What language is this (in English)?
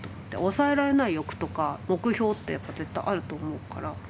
Japanese